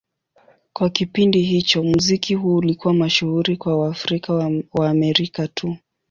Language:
Swahili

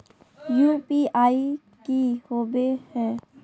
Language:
Magahi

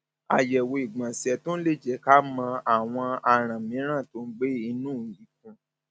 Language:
Yoruba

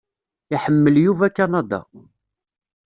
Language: Kabyle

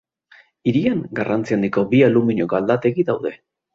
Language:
Basque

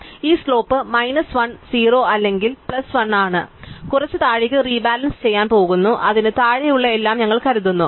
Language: Malayalam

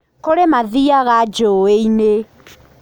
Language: Kikuyu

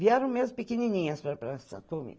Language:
Portuguese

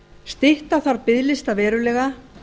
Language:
Icelandic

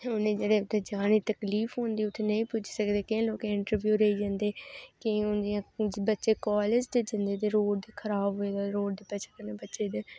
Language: Dogri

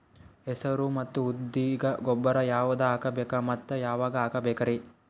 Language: Kannada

